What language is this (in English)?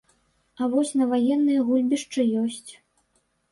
Belarusian